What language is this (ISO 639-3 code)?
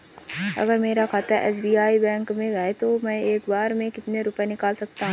hin